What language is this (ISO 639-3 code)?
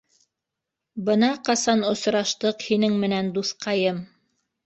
bak